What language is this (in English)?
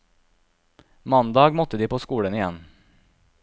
Norwegian